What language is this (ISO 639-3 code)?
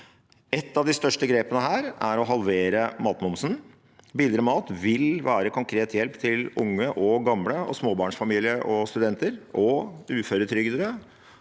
nor